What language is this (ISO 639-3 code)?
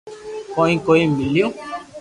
lrk